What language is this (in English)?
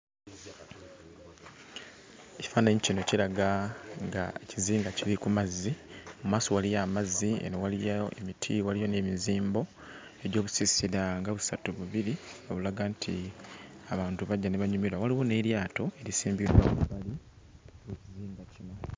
Ganda